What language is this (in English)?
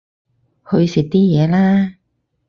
Cantonese